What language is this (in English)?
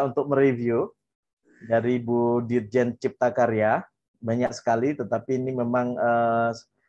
Indonesian